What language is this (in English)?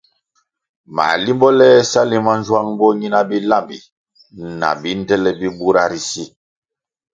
Kwasio